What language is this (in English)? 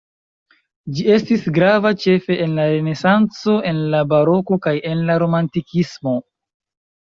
Esperanto